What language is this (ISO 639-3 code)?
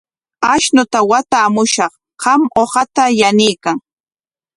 qwa